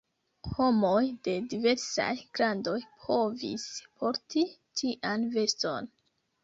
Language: Esperanto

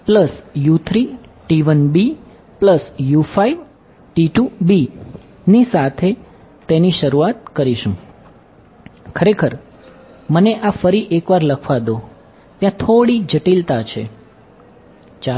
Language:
Gujarati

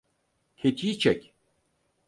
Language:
Turkish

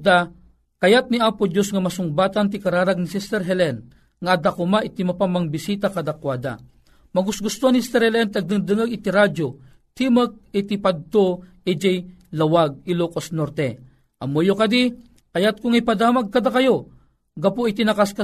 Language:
Filipino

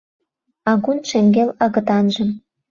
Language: Mari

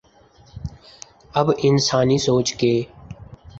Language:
Urdu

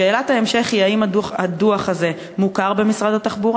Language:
Hebrew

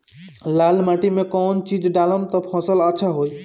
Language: Bhojpuri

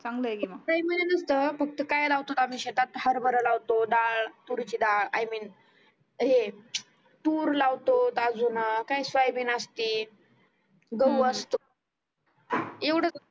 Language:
Marathi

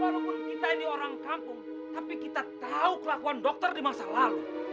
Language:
Indonesian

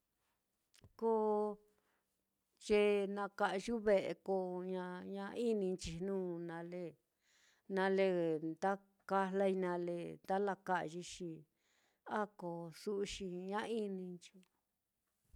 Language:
Mitlatongo Mixtec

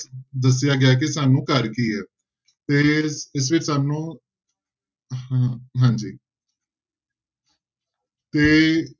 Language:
Punjabi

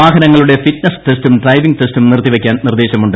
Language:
Malayalam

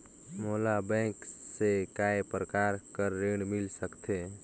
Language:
Chhattisgarhi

